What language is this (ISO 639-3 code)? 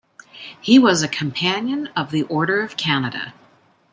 eng